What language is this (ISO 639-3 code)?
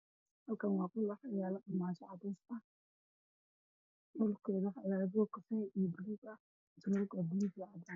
som